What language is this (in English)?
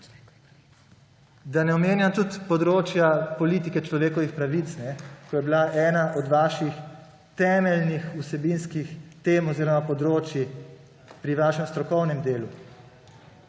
Slovenian